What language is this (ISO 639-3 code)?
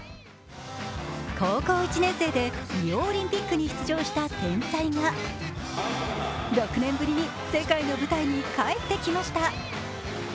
jpn